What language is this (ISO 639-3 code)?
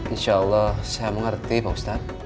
ind